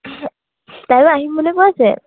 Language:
Assamese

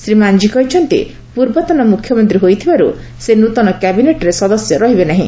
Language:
Odia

